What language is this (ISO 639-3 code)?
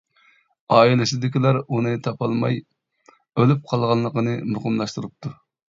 uig